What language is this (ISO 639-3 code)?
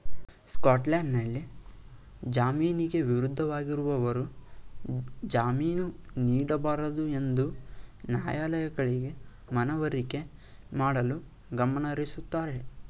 kan